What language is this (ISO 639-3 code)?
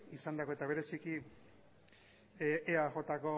eus